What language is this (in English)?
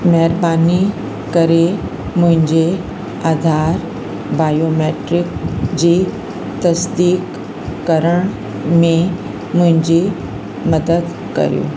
Sindhi